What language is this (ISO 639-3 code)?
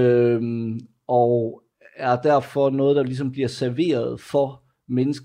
dan